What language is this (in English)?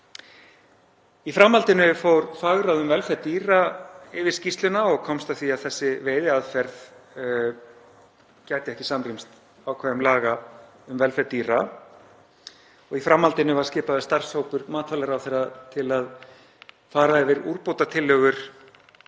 Icelandic